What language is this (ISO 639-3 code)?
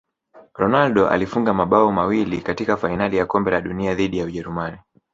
swa